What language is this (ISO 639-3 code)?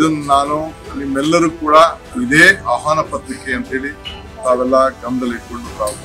ara